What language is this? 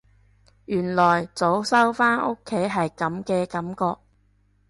Cantonese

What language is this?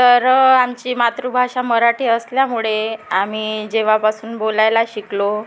Marathi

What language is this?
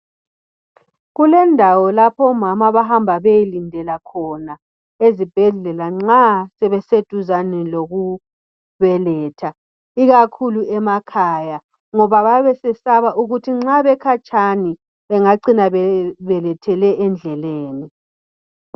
North Ndebele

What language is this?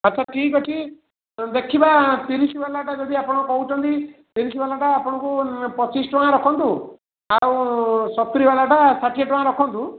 Odia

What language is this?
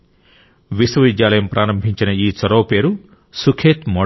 Telugu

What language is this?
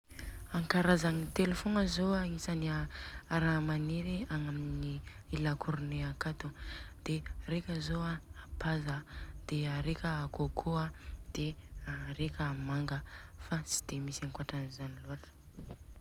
Southern Betsimisaraka Malagasy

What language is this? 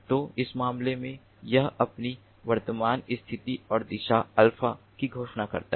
Hindi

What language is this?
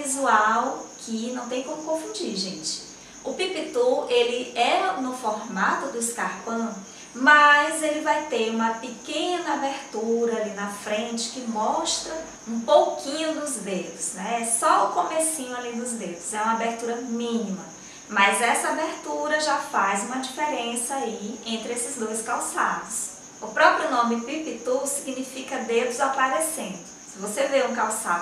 Portuguese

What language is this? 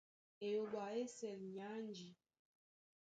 Duala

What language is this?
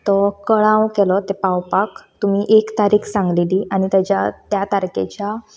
Konkani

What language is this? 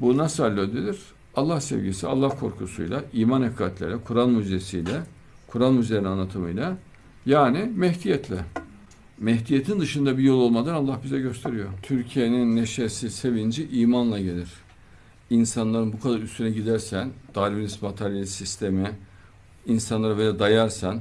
Turkish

